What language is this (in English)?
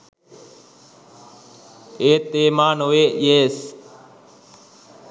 Sinhala